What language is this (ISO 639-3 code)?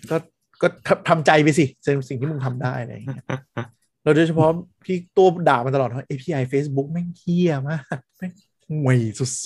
tha